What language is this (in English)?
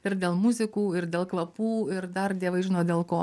Lithuanian